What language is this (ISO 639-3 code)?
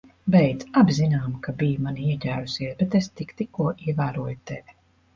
lav